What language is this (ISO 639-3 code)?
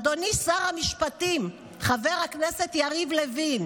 heb